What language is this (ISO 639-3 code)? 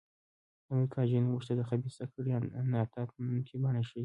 pus